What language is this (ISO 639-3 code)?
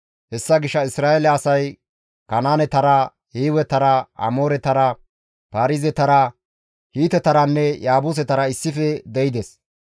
gmv